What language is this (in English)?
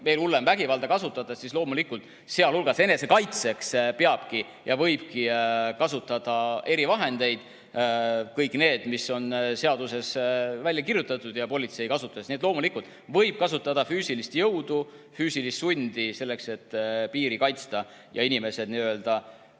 Estonian